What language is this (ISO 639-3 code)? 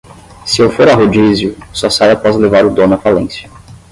por